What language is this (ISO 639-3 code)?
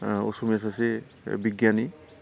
brx